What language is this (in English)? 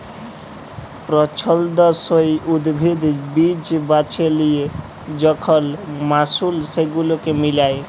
Bangla